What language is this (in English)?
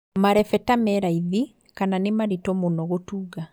Kikuyu